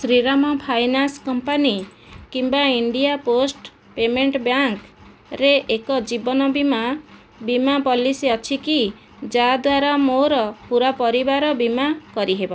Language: Odia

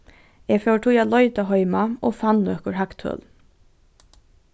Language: Faroese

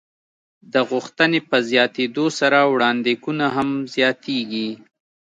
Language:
Pashto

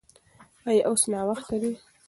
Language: Pashto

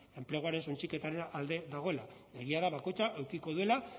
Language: Basque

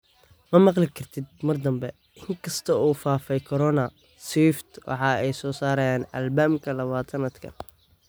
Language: Somali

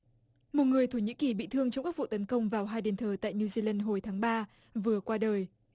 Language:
Vietnamese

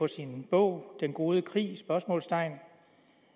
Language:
Danish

